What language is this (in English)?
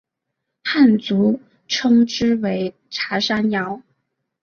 Chinese